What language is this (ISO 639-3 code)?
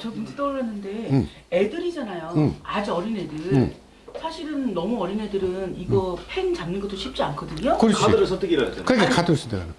kor